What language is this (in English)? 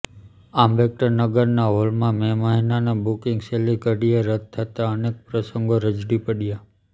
Gujarati